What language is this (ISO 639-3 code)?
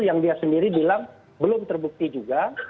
ind